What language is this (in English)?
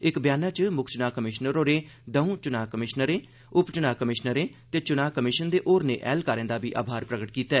Dogri